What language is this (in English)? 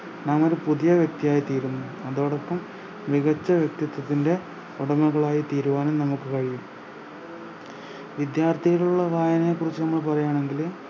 Malayalam